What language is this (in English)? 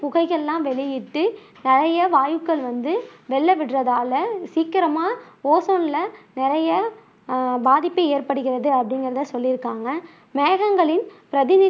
Tamil